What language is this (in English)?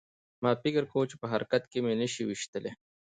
Pashto